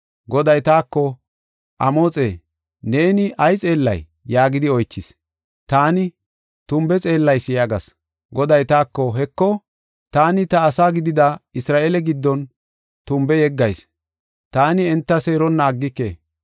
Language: Gofa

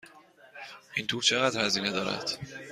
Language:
Persian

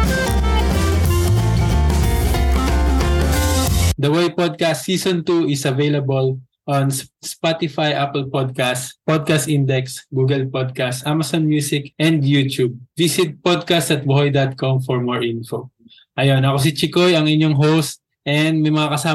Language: Filipino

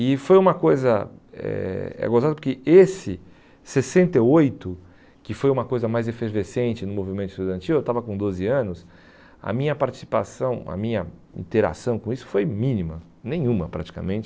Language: Portuguese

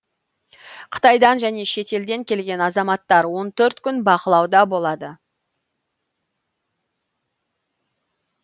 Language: Kazakh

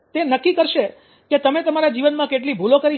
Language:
Gujarati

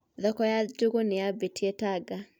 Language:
Kikuyu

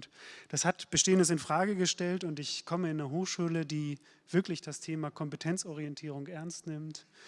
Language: German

